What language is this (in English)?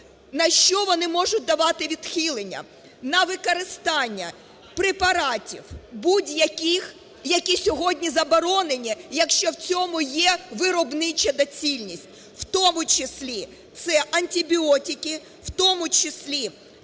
Ukrainian